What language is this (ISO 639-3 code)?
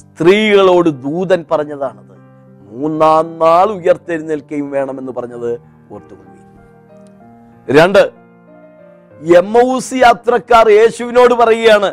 mal